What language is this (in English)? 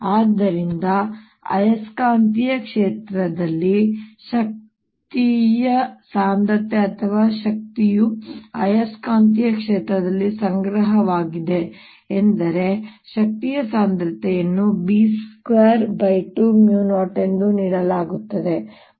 Kannada